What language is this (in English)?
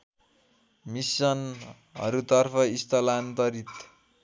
Nepali